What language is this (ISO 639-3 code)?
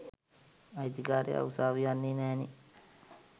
sin